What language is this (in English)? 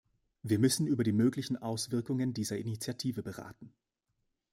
German